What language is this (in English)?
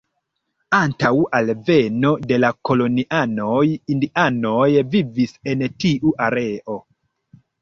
Esperanto